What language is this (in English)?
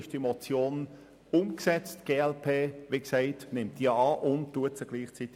Swiss German